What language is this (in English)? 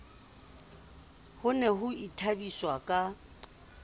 Southern Sotho